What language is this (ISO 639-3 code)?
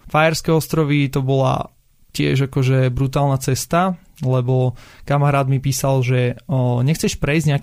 slk